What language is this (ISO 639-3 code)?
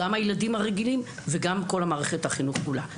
heb